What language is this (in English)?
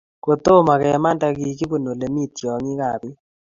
Kalenjin